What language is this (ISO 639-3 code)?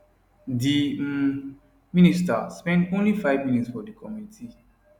pcm